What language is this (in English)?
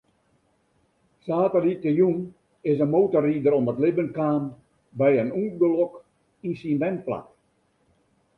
Western Frisian